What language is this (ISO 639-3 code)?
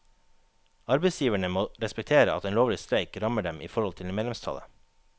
nor